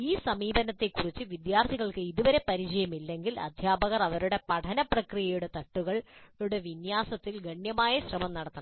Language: Malayalam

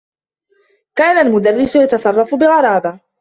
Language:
Arabic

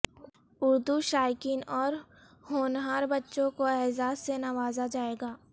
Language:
Urdu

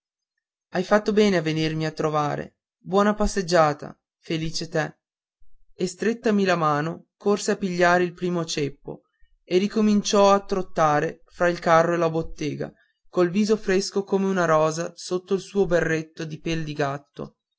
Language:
Italian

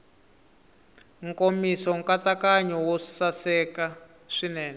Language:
Tsonga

